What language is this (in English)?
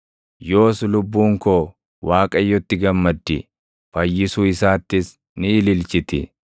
Oromo